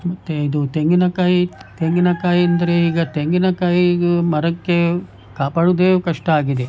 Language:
Kannada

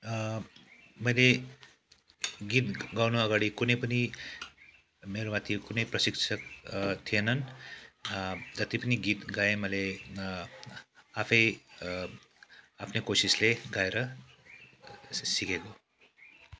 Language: Nepali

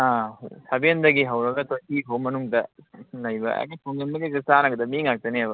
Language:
Manipuri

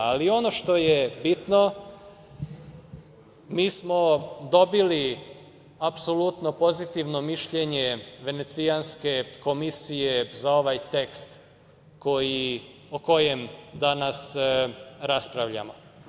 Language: Serbian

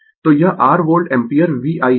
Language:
Hindi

